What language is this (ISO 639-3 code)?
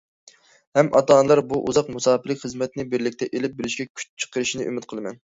uig